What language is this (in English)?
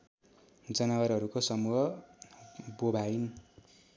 Nepali